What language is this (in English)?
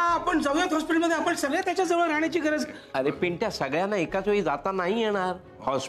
Marathi